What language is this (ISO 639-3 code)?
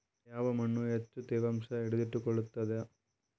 kan